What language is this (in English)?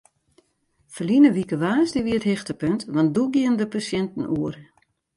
Western Frisian